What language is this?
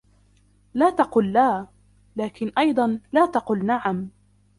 Arabic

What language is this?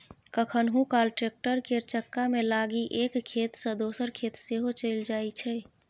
Maithili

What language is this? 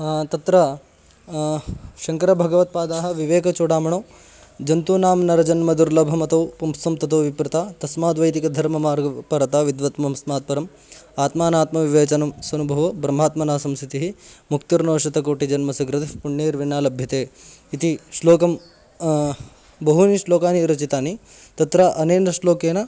Sanskrit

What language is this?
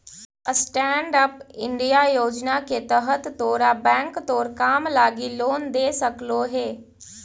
Magahi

